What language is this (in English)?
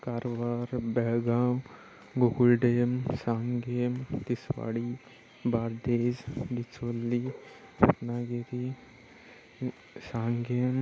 Marathi